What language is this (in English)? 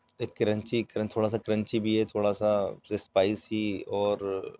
Urdu